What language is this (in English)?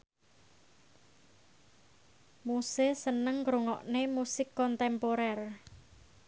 Javanese